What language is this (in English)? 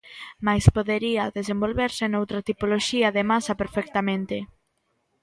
Galician